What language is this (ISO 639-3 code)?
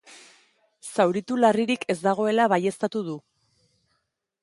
eus